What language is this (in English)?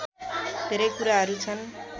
Nepali